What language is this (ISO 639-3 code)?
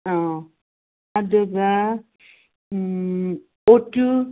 mni